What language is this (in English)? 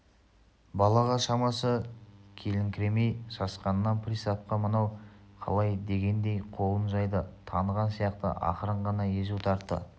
Kazakh